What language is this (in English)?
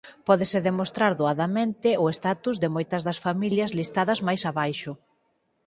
Galician